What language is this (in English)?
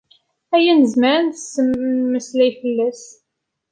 Kabyle